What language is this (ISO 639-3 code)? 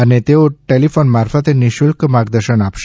guj